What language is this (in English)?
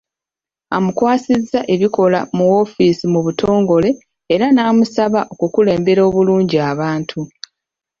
Ganda